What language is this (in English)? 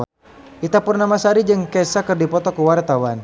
Sundanese